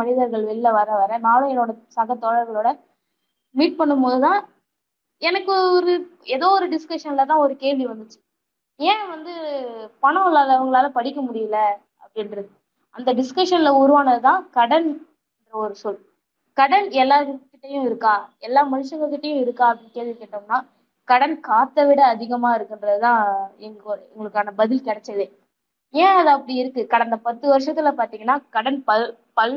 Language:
Tamil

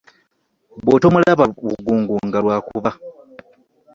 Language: Ganda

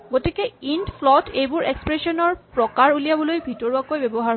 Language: Assamese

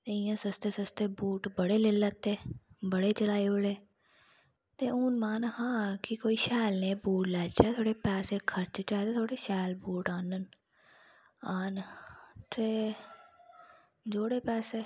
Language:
Dogri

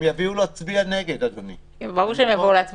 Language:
Hebrew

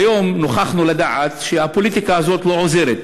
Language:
Hebrew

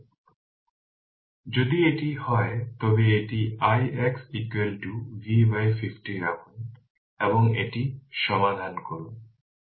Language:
Bangla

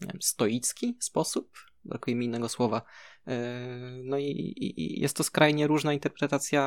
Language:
Polish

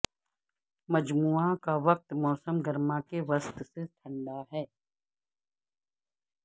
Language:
Urdu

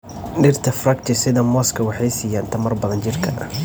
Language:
Somali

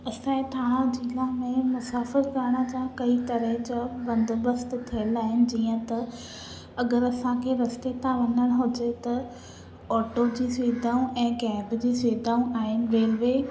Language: Sindhi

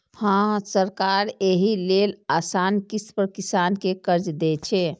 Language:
Maithili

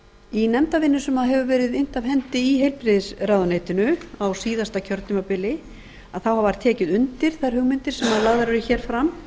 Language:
Icelandic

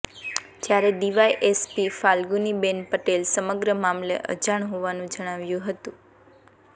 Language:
Gujarati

